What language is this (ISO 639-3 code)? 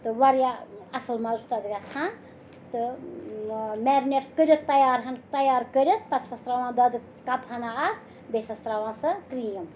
kas